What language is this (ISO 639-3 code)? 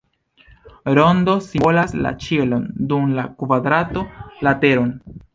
epo